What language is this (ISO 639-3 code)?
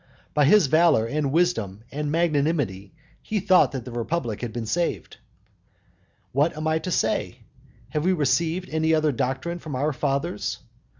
eng